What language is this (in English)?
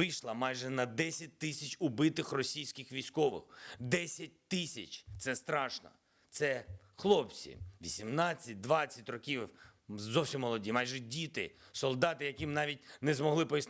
Ukrainian